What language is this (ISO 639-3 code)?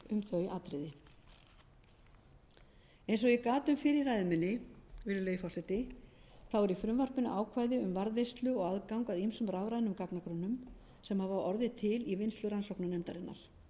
isl